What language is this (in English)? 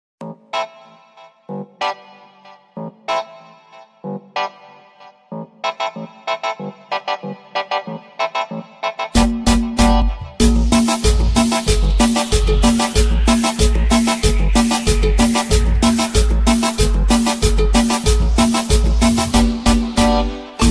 French